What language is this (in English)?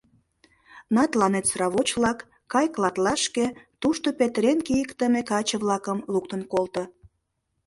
Mari